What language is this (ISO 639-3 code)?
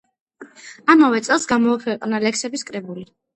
kat